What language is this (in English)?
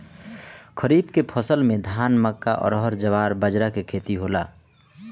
Bhojpuri